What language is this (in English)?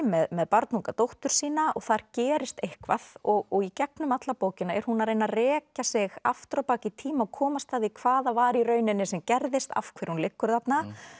Icelandic